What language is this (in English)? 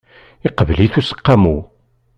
Kabyle